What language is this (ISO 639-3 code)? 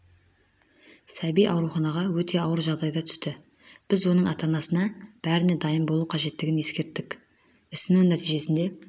kaz